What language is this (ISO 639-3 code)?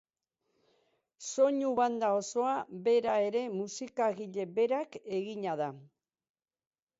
eus